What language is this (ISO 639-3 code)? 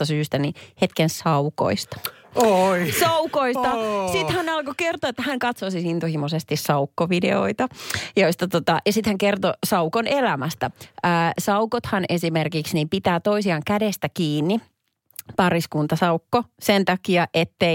fin